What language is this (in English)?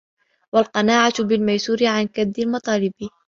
Arabic